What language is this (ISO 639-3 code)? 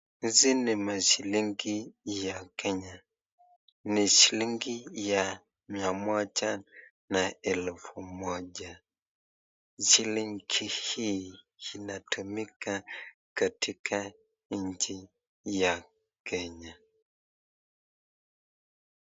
swa